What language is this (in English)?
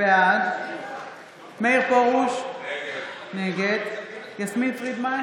Hebrew